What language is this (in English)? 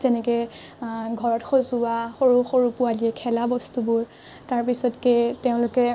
Assamese